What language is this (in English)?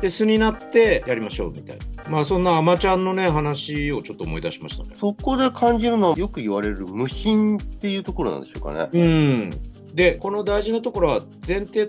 Japanese